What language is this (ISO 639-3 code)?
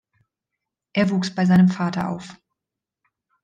deu